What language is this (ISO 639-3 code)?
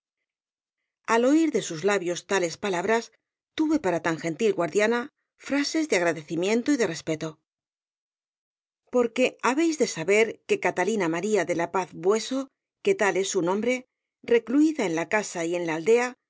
spa